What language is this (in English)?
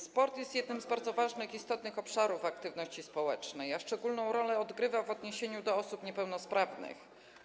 Polish